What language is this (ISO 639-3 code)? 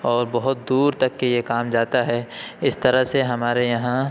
urd